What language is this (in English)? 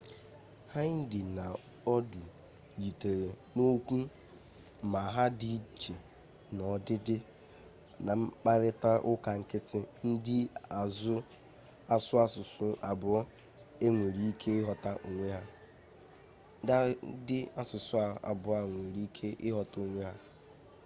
Igbo